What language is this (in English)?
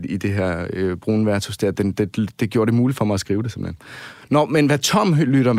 Danish